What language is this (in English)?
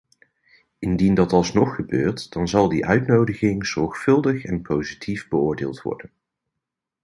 Dutch